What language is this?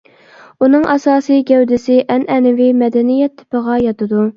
Uyghur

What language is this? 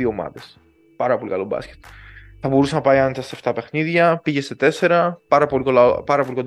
Greek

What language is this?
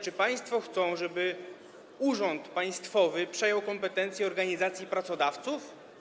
Polish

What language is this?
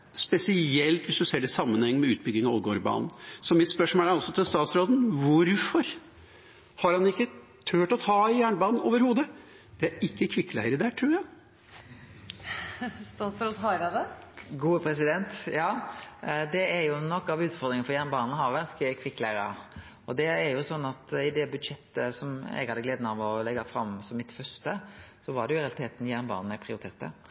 Norwegian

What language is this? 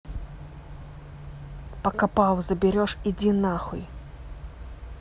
Russian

